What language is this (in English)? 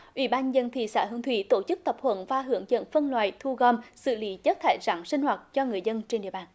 Vietnamese